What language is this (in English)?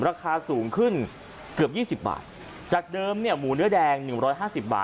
Thai